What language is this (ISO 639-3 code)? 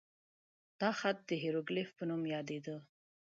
pus